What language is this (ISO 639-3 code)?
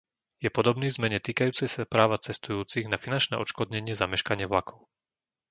slk